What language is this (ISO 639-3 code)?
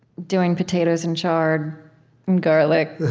eng